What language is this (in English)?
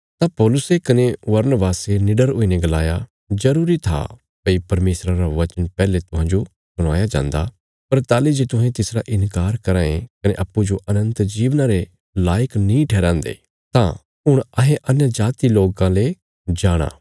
Bilaspuri